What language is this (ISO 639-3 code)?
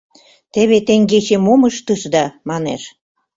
chm